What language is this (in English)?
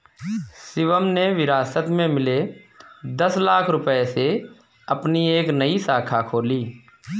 Hindi